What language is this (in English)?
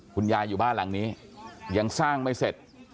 Thai